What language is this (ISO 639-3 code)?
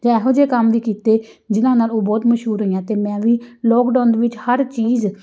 pan